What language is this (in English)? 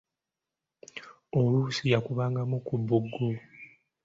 Ganda